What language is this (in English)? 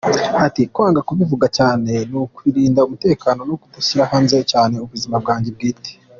Kinyarwanda